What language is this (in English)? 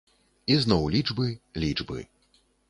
Belarusian